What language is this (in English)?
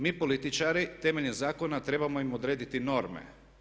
Croatian